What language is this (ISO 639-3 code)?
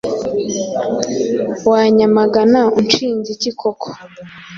kin